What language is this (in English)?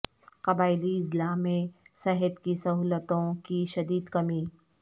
Urdu